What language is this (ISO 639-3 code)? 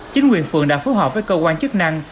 vie